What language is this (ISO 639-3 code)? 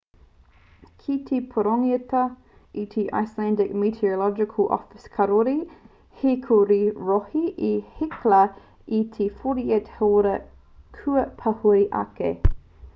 mri